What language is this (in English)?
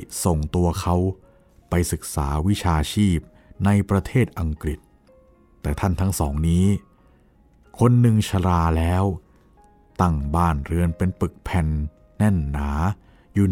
Thai